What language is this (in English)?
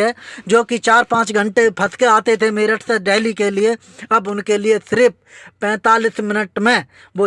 Hindi